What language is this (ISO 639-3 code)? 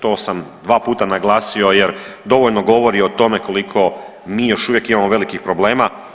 hrv